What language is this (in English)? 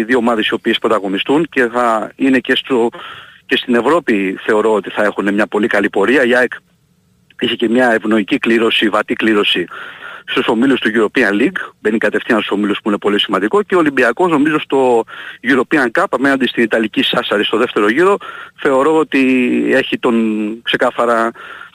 Greek